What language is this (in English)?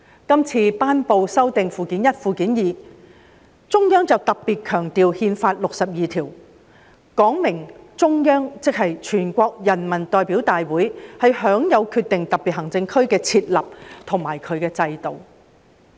Cantonese